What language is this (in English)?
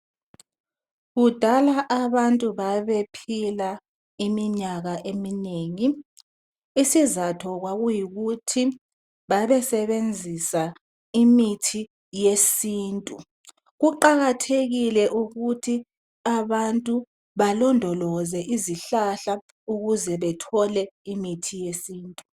North Ndebele